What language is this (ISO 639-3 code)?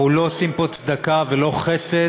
heb